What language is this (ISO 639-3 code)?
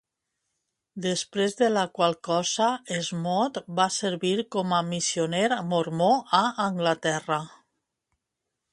cat